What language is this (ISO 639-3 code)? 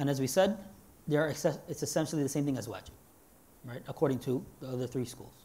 eng